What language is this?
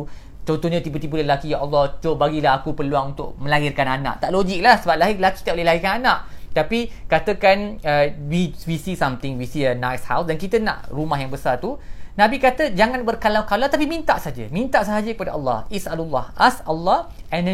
Malay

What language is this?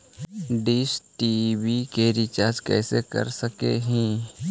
Magahi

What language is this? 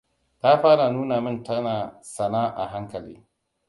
Hausa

